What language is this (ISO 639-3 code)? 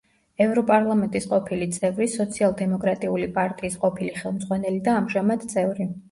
kat